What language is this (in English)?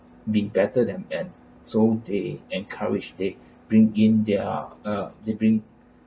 English